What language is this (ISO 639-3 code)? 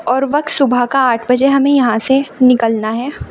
urd